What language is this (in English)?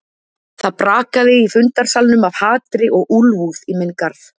Icelandic